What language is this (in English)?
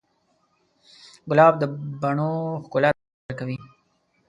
Pashto